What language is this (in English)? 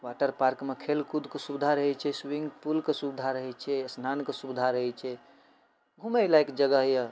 Maithili